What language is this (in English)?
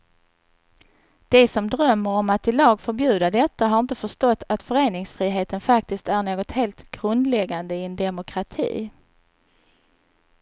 Swedish